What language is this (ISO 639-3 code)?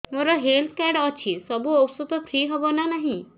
ori